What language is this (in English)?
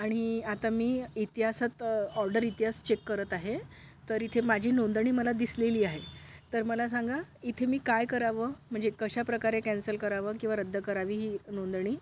Marathi